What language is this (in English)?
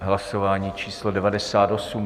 Czech